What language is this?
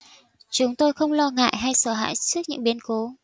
Vietnamese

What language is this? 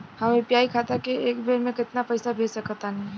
Bhojpuri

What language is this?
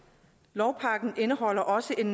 Danish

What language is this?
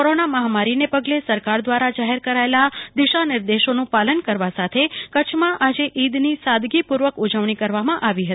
Gujarati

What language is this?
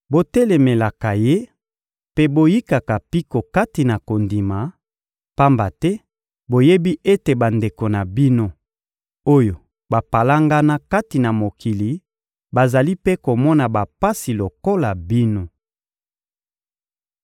Lingala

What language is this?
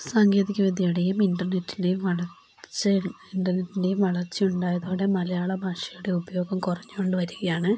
Malayalam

